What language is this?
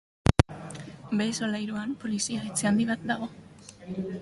Basque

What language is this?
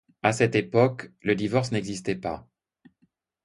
French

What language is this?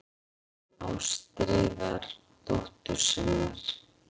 Icelandic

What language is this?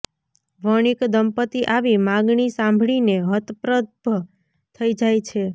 Gujarati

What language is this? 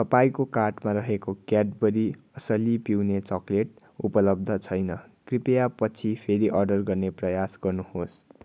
Nepali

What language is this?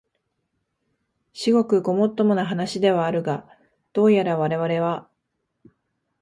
Japanese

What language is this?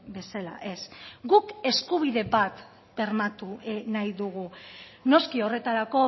Basque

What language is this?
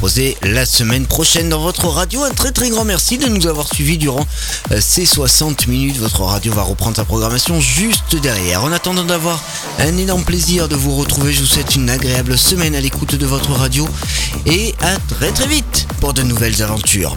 French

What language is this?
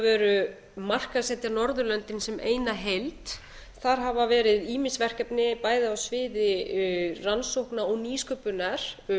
Icelandic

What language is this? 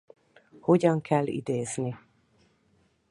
Hungarian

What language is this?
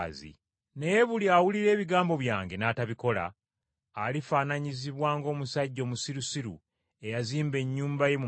Ganda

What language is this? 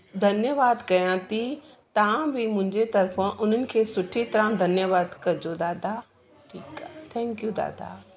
Sindhi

